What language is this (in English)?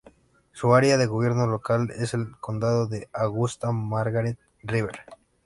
Spanish